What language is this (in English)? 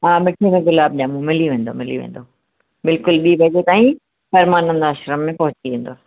Sindhi